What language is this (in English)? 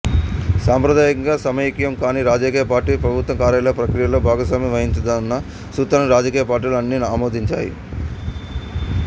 Telugu